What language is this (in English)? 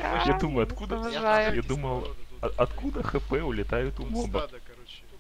Russian